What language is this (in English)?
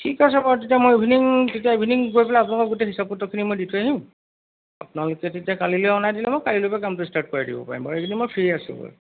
Assamese